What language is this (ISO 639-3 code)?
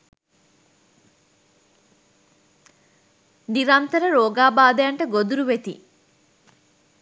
sin